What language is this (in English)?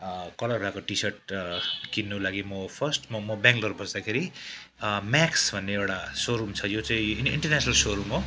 Nepali